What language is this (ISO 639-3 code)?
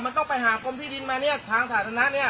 tha